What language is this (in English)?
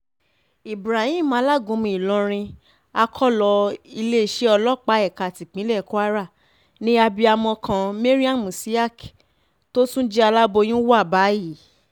Yoruba